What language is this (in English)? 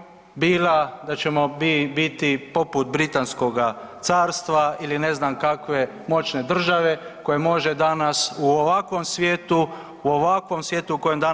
Croatian